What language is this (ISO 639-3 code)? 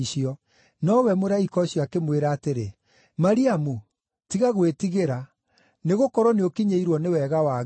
kik